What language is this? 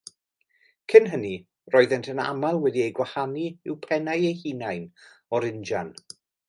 Welsh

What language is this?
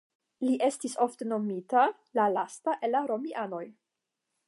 Esperanto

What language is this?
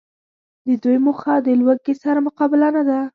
Pashto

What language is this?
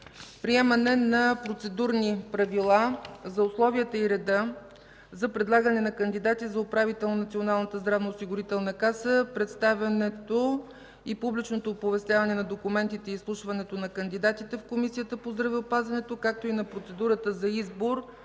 Bulgarian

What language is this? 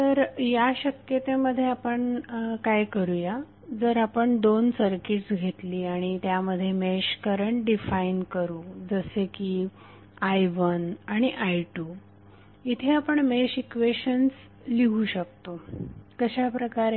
Marathi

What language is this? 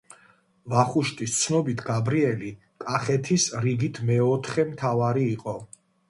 Georgian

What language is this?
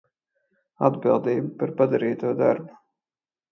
Latvian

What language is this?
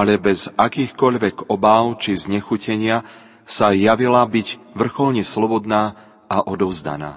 Slovak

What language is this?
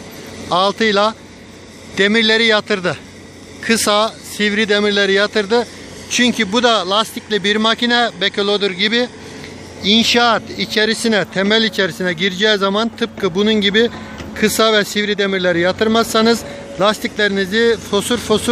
Turkish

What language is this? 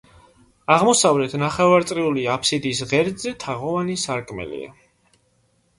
Georgian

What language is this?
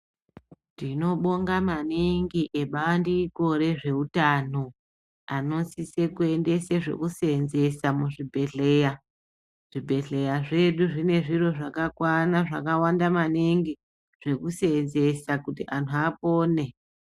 Ndau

